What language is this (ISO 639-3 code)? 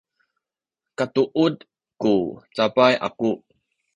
szy